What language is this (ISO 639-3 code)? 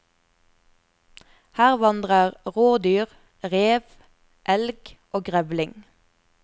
nor